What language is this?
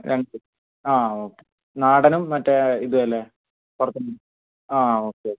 Malayalam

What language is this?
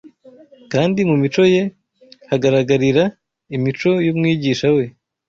Kinyarwanda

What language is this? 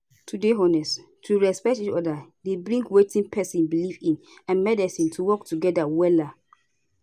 Nigerian Pidgin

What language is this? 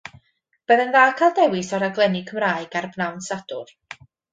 Welsh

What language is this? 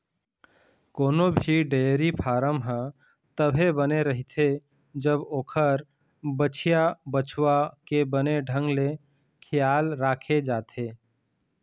Chhattisgarhi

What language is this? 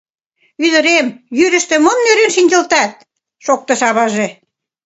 Mari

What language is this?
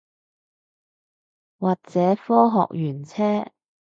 Cantonese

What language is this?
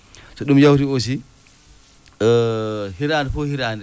Fula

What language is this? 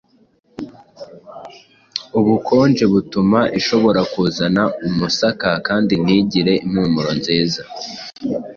Kinyarwanda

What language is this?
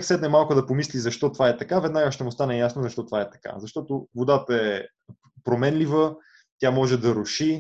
Bulgarian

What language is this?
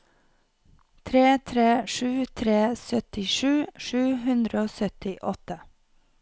Norwegian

